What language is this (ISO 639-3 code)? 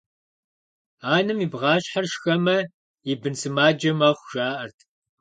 kbd